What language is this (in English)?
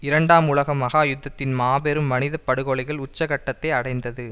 Tamil